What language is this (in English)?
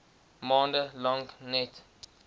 Afrikaans